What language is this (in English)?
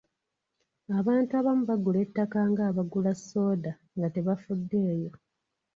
Ganda